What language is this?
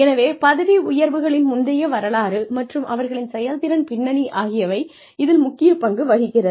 Tamil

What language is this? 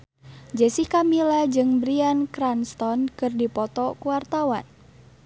Sundanese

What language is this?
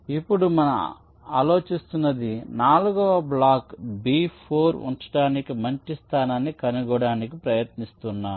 Telugu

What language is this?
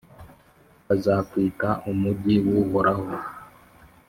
Kinyarwanda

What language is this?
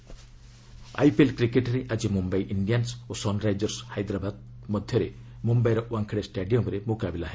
Odia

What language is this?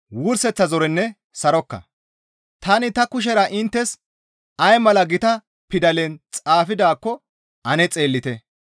Gamo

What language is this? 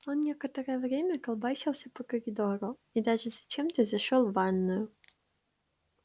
Russian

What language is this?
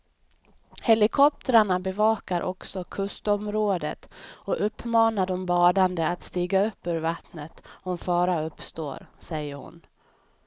Swedish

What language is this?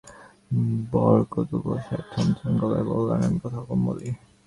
Bangla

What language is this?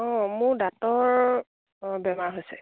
Assamese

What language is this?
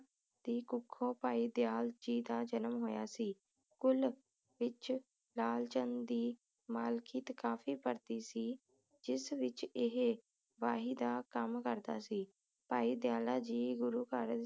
Punjabi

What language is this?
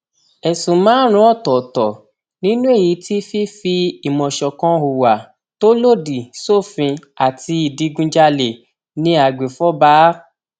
Yoruba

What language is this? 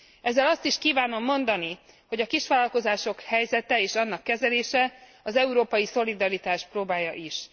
Hungarian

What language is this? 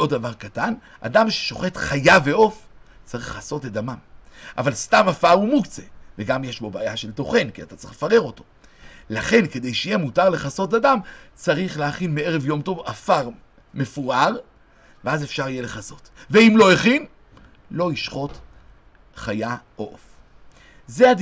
Hebrew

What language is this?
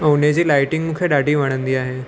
Sindhi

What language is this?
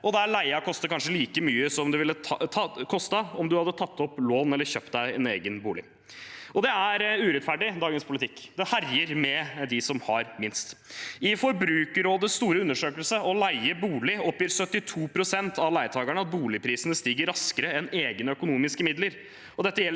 Norwegian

